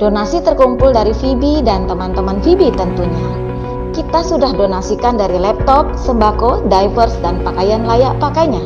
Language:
Indonesian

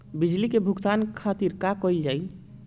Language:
Bhojpuri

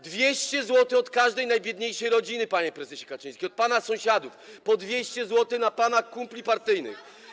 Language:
Polish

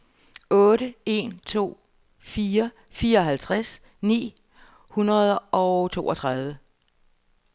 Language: Danish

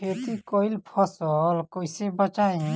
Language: Bhojpuri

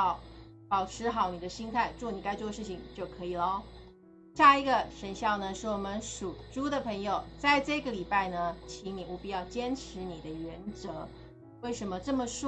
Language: Chinese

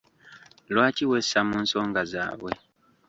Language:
Ganda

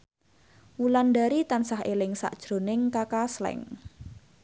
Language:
Javanese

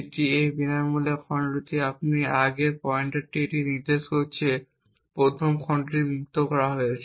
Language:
Bangla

